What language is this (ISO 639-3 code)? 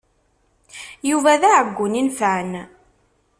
kab